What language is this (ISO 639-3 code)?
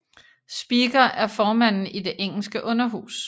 dan